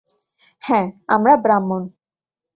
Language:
Bangla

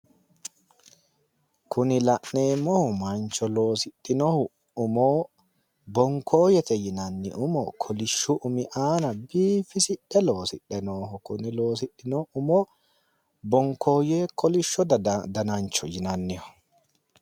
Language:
Sidamo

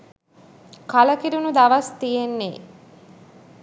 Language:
Sinhala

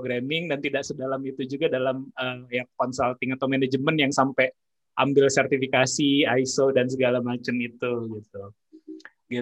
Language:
Indonesian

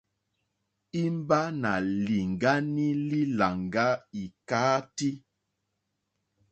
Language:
Mokpwe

